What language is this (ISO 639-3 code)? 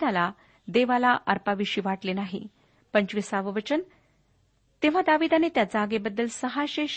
mar